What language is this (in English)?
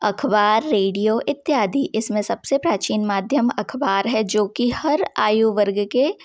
Hindi